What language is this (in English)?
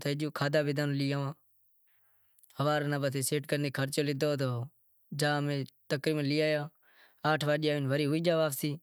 Wadiyara Koli